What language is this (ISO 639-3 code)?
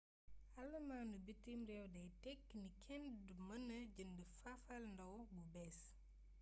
wol